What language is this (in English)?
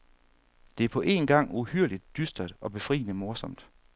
Danish